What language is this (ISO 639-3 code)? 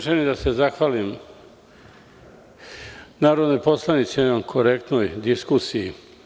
srp